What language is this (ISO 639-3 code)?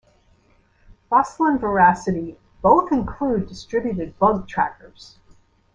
eng